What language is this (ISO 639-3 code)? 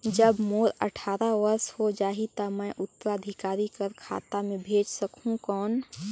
hne